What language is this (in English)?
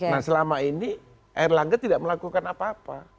Indonesian